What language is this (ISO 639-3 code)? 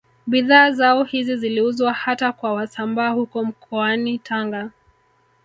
swa